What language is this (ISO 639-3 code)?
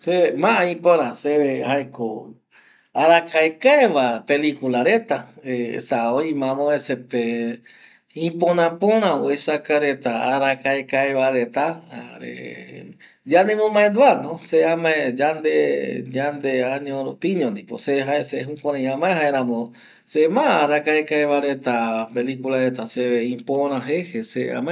gui